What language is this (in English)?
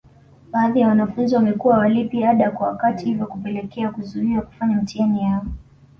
Swahili